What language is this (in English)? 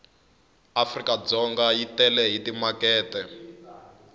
Tsonga